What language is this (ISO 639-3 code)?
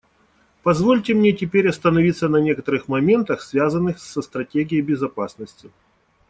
rus